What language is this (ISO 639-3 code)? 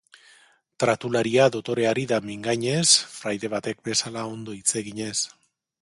eus